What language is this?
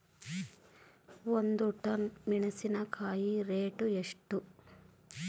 Kannada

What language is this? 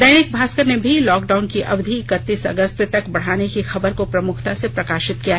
Hindi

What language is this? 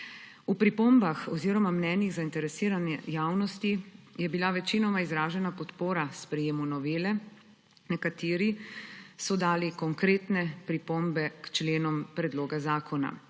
Slovenian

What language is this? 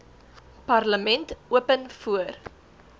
Afrikaans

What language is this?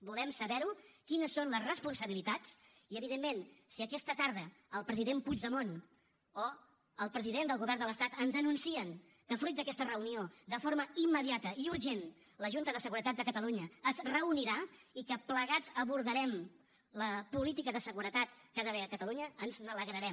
Catalan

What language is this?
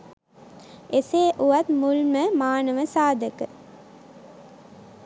Sinhala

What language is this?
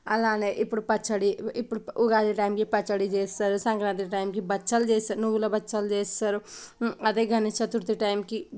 Telugu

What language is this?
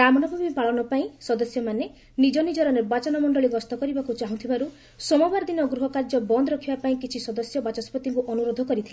Odia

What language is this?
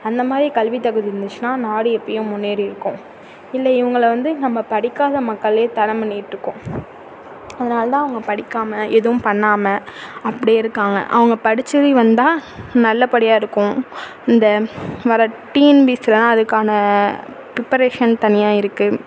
Tamil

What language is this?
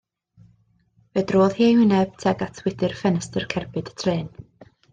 Welsh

